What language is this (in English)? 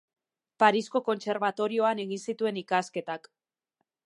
Basque